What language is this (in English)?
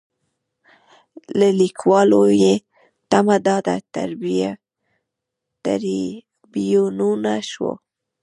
Pashto